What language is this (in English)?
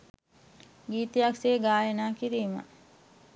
Sinhala